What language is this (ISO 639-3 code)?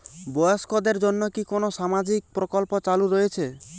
ben